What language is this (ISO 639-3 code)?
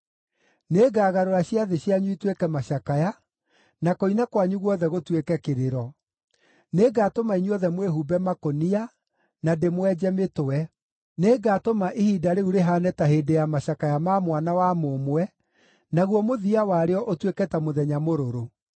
kik